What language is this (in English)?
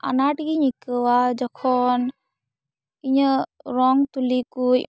Santali